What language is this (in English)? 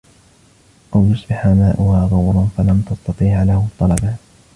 Arabic